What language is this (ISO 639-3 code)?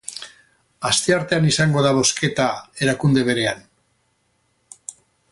eus